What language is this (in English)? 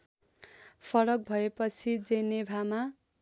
Nepali